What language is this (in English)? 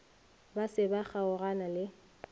Northern Sotho